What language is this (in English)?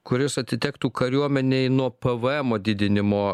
Lithuanian